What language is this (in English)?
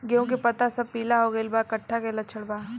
Bhojpuri